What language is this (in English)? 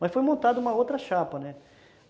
Portuguese